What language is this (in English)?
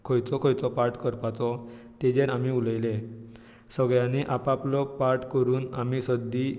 Konkani